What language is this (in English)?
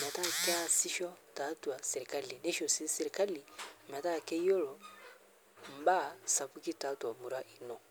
Masai